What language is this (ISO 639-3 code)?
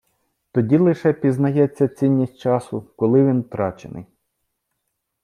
ukr